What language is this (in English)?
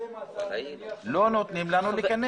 Hebrew